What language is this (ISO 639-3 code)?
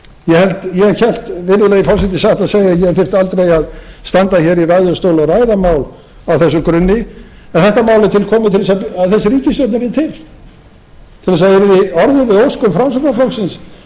isl